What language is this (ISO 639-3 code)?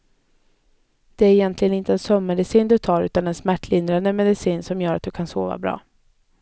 swe